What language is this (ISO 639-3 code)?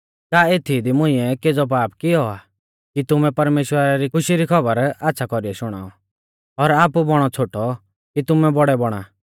bfz